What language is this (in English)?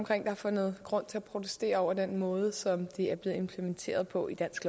Danish